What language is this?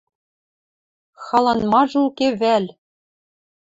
Western Mari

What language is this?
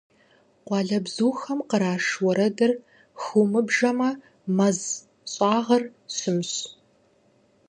Kabardian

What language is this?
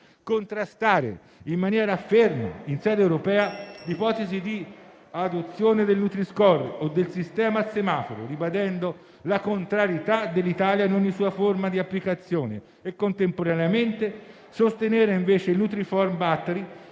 Italian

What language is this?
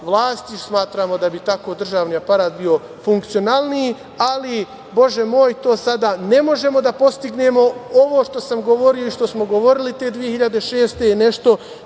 Serbian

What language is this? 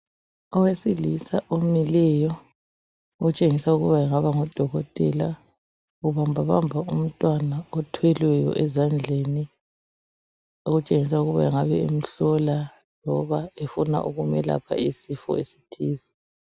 North Ndebele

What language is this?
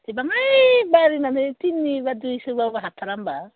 Bodo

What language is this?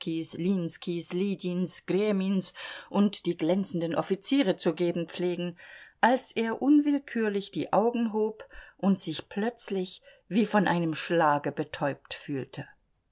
German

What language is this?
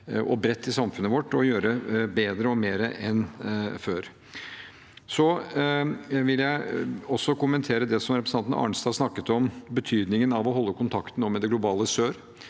Norwegian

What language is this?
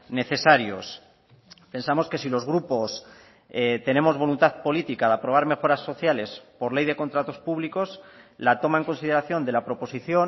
Spanish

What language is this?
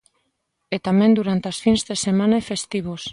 Galician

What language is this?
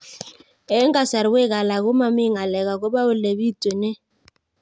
Kalenjin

